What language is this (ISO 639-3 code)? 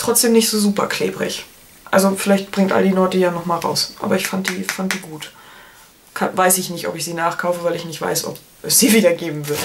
deu